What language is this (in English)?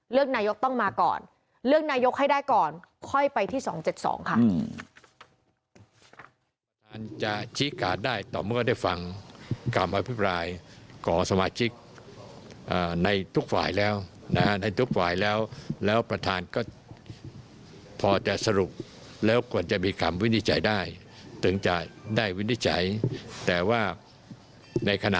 Thai